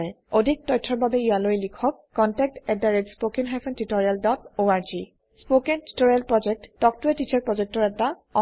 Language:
Assamese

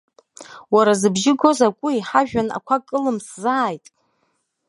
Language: Abkhazian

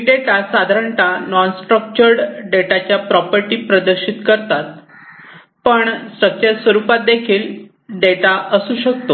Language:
Marathi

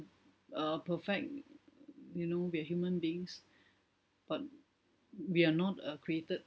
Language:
English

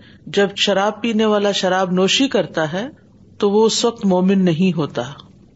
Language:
Urdu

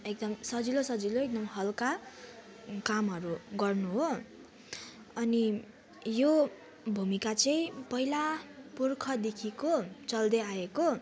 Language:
Nepali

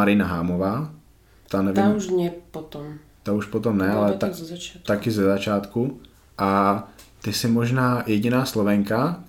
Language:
Czech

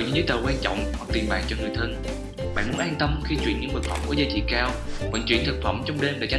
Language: Vietnamese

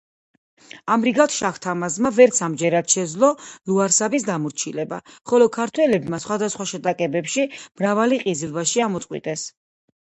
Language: Georgian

